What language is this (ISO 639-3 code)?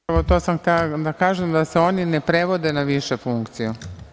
srp